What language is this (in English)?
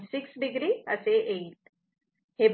Marathi